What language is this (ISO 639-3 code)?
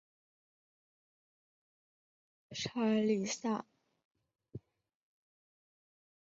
zho